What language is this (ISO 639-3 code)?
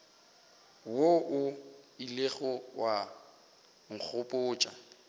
nso